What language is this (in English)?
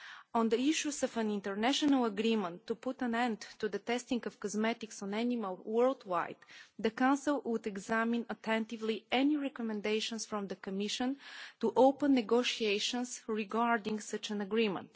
English